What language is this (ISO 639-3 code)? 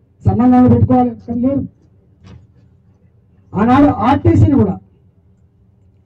tur